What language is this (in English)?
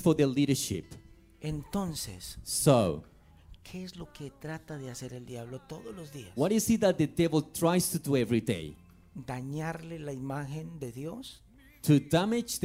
Spanish